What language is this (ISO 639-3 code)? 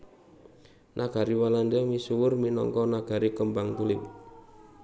jav